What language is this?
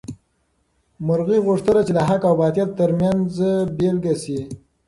Pashto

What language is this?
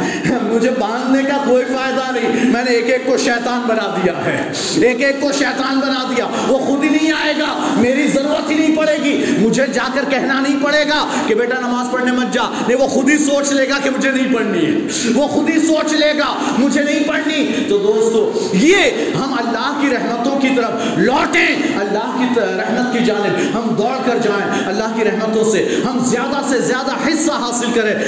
Urdu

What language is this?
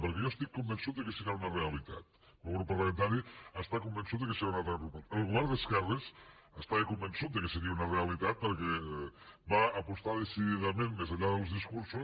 Catalan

